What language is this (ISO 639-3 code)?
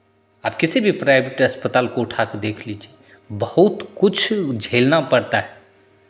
hin